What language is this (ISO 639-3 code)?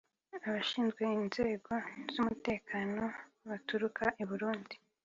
kin